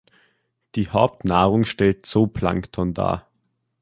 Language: German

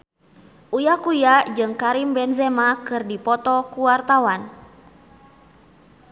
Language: Sundanese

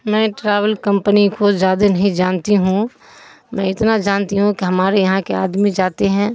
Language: Urdu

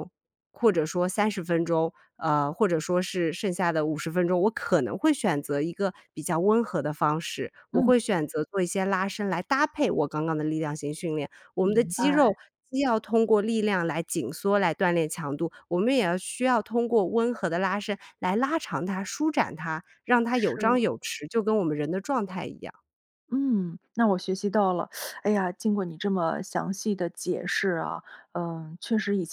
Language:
Chinese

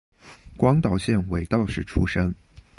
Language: Chinese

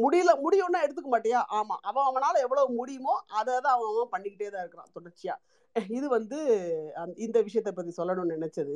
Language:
Tamil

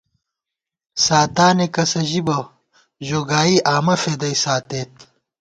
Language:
Gawar-Bati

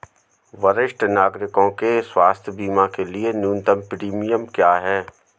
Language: Hindi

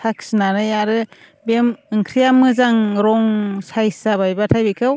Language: Bodo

